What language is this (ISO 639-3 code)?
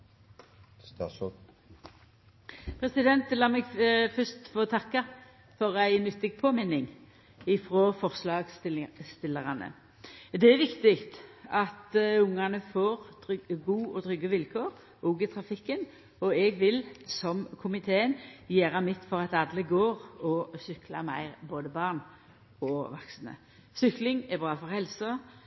nno